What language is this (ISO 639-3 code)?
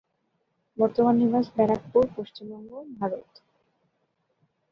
ben